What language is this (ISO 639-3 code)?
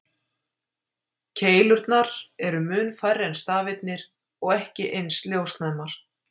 isl